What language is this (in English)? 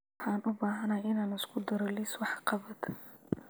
Somali